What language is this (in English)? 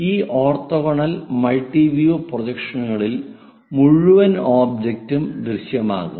Malayalam